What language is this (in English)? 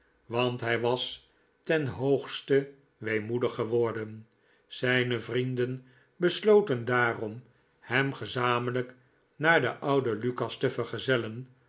Dutch